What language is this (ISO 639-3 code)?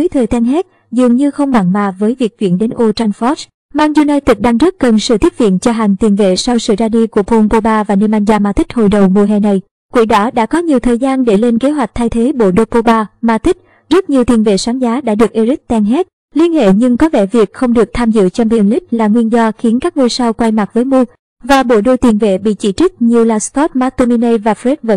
vie